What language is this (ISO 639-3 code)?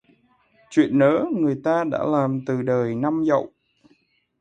vie